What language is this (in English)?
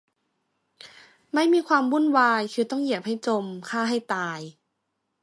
Thai